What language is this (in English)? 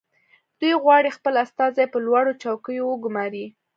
Pashto